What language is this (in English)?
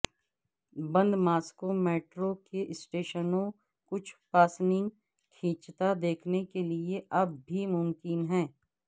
Urdu